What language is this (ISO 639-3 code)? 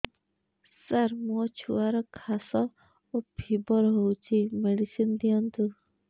ori